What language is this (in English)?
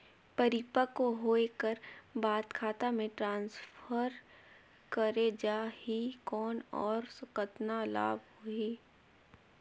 Chhattisgarhi